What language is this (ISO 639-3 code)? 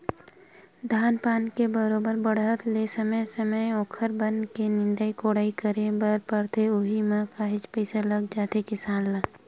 hne